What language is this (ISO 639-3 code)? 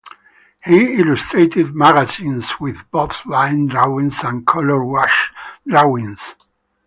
eng